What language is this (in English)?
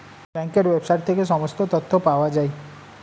Bangla